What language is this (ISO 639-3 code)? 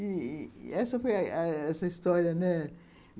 por